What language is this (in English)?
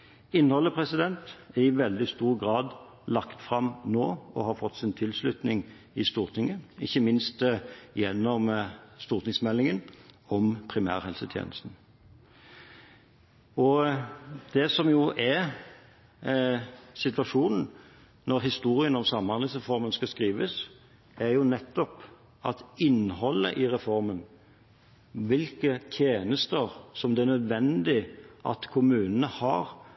Norwegian Bokmål